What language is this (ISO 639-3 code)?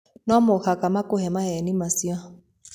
kik